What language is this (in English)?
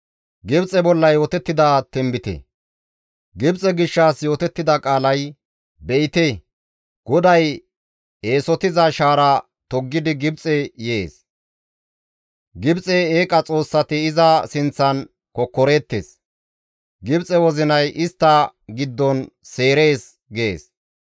Gamo